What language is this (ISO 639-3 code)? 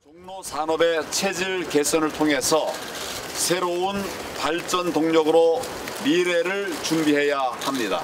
kor